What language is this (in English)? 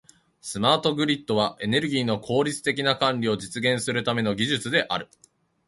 Japanese